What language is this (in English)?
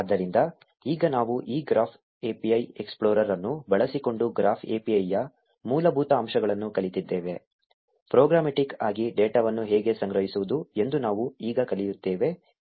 Kannada